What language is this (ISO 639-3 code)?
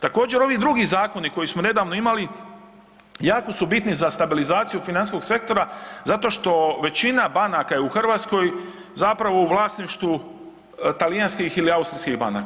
hrv